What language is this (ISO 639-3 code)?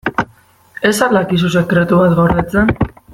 eus